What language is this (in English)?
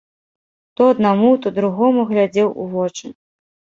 Belarusian